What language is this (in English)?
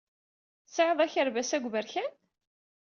Kabyle